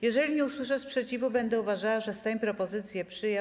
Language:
Polish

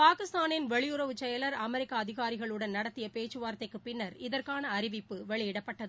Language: Tamil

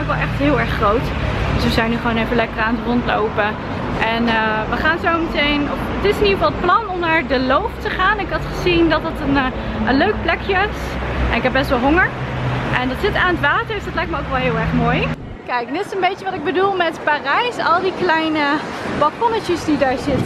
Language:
Dutch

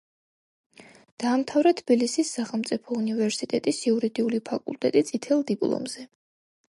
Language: Georgian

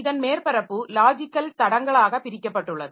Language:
Tamil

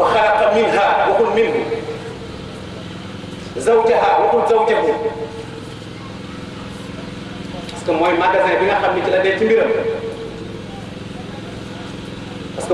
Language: Indonesian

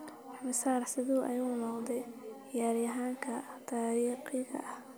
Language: Somali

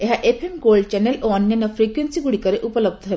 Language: Odia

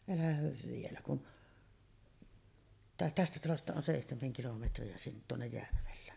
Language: Finnish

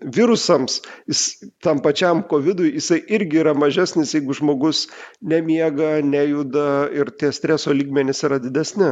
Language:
Lithuanian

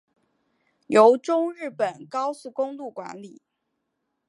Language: Chinese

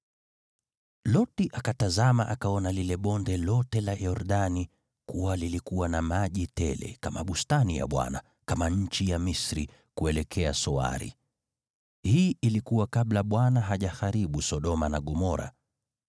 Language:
Swahili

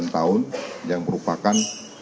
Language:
Indonesian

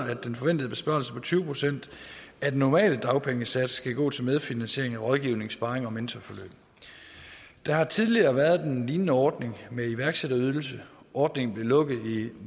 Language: Danish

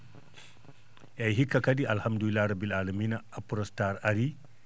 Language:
Fula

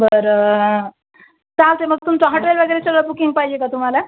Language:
Marathi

